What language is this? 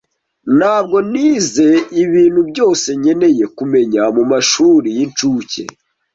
Kinyarwanda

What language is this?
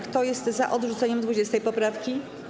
Polish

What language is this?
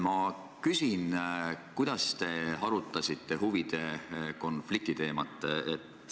Estonian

